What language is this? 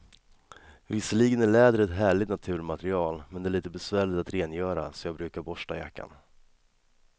Swedish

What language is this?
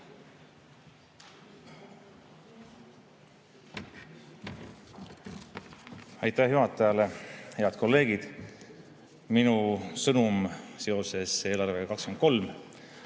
Estonian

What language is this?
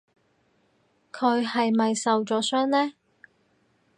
Cantonese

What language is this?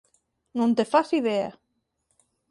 Galician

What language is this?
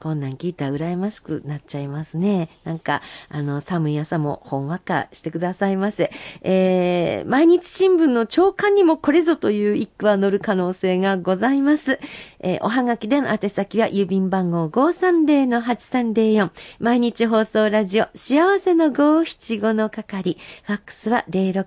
Japanese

